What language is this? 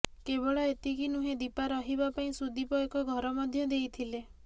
Odia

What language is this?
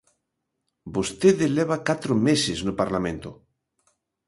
Galician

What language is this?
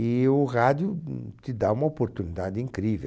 Portuguese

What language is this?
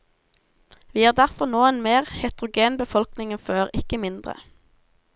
Norwegian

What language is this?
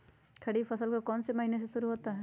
Magahi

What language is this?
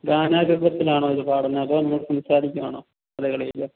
Malayalam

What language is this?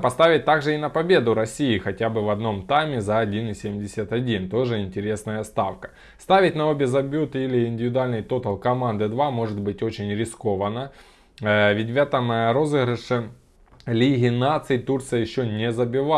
Russian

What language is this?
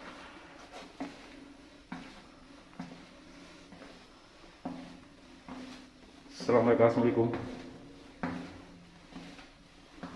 Indonesian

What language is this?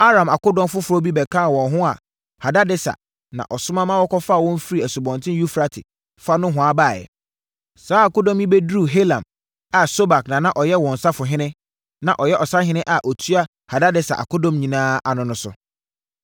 Akan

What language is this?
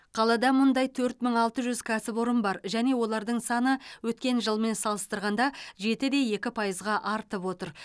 Kazakh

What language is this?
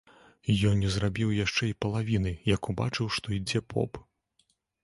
Belarusian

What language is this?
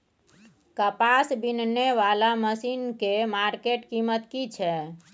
Maithili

